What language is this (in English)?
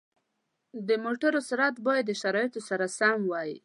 Pashto